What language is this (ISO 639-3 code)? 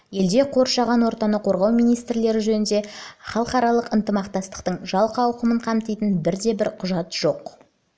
kaz